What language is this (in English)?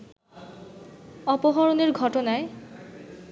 Bangla